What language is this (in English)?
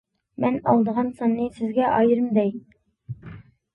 Uyghur